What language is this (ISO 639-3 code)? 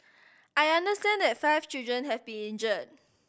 eng